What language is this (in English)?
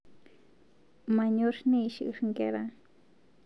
Masai